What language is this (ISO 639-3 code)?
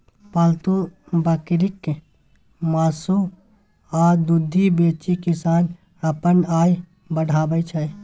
mai